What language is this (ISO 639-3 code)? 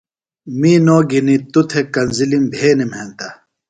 phl